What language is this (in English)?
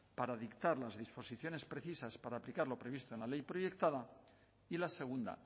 Spanish